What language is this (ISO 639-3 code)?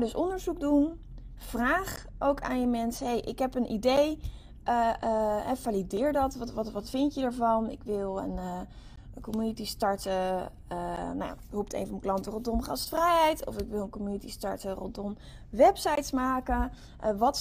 nld